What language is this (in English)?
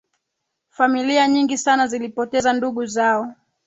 Swahili